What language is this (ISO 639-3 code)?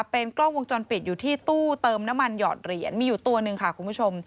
tha